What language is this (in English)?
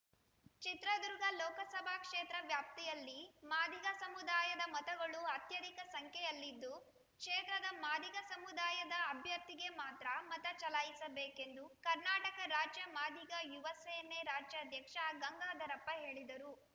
Kannada